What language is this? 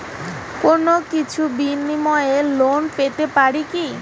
Bangla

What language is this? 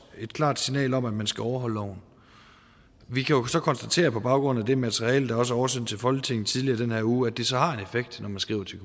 Danish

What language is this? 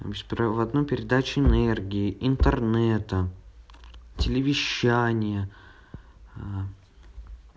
Russian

